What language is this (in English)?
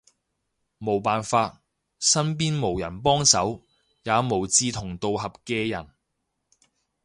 Cantonese